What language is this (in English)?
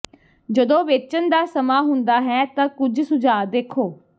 Punjabi